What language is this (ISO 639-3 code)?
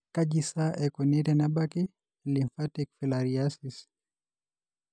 mas